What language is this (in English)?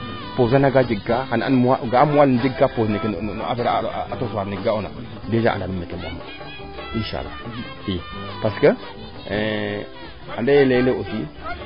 Serer